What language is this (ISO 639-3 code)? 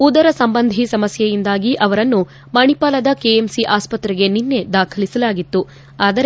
kan